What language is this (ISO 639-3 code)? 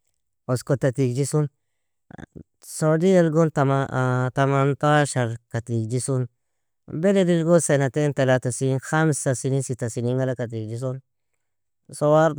fia